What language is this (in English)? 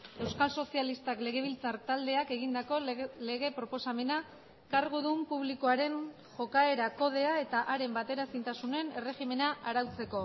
Basque